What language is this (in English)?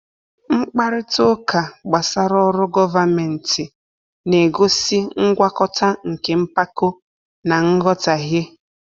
Igbo